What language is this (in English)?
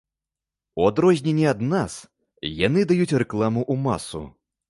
Belarusian